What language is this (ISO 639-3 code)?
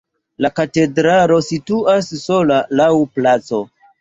epo